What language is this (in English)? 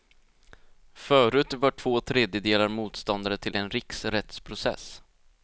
Swedish